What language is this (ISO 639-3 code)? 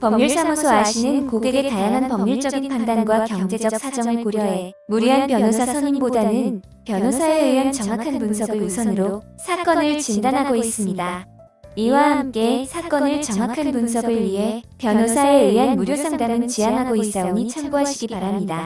kor